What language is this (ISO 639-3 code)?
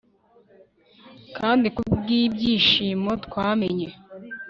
kin